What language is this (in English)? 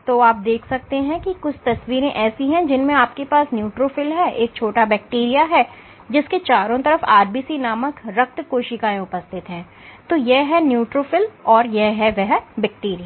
Hindi